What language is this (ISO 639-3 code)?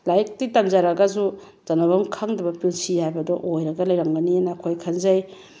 mni